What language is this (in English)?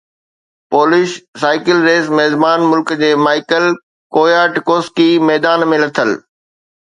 Sindhi